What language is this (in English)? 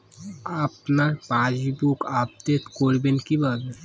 Bangla